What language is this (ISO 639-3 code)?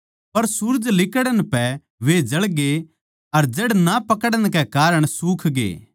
bgc